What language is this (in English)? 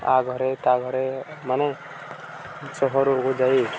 Odia